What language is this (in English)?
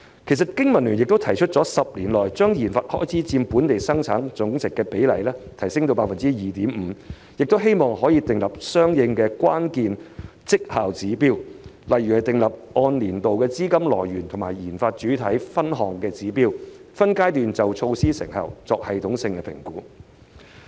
Cantonese